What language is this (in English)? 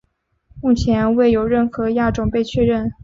Chinese